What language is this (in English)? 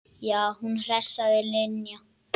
Icelandic